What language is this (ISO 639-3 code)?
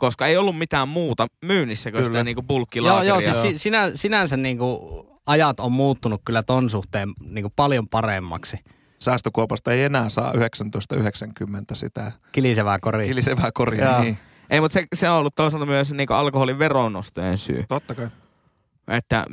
fin